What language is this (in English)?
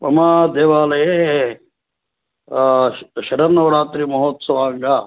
Sanskrit